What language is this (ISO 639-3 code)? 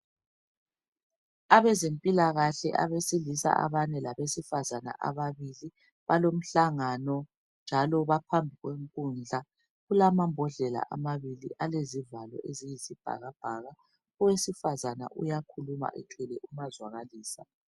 nde